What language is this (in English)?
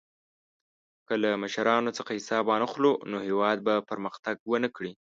Pashto